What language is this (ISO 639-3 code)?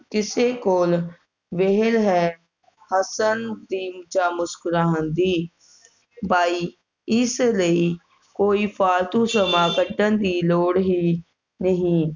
pan